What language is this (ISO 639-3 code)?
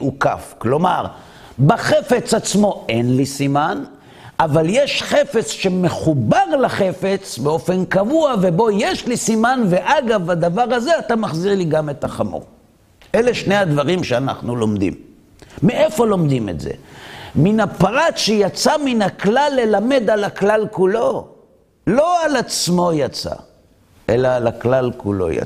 heb